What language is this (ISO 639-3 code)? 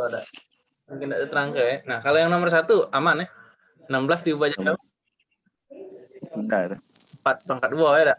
ind